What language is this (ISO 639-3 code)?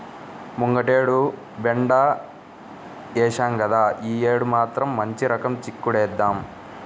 tel